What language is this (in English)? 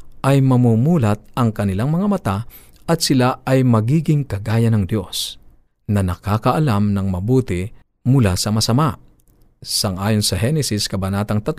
Filipino